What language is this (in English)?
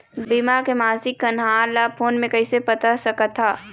Chhattisgarhi